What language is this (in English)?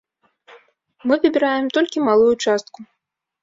Belarusian